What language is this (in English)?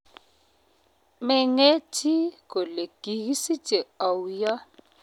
Kalenjin